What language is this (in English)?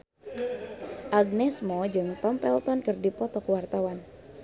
Sundanese